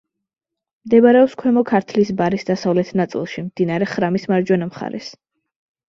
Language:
Georgian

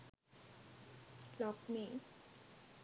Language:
Sinhala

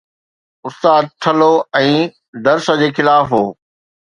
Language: Sindhi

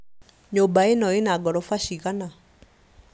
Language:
Kikuyu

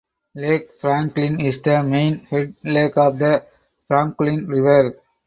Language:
English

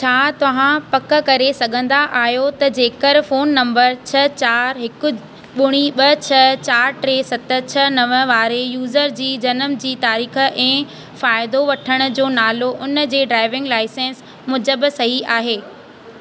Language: Sindhi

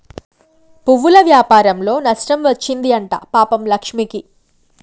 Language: Telugu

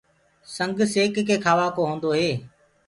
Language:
Gurgula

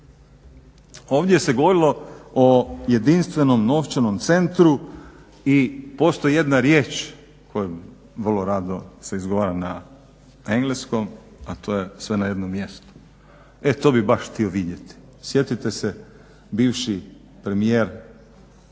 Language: Croatian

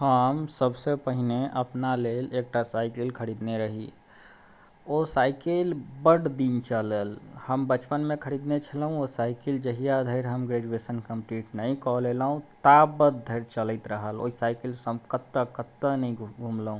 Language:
Maithili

